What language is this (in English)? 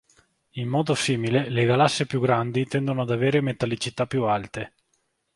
Italian